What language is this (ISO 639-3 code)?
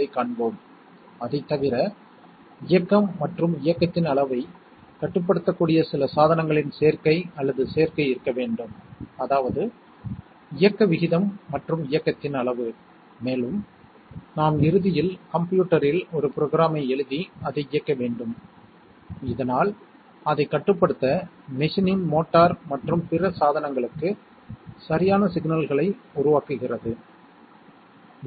tam